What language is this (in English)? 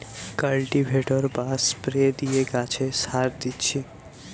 Bangla